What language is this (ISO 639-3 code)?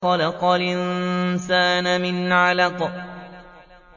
ara